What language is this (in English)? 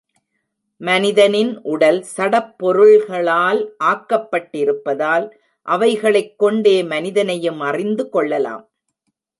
Tamil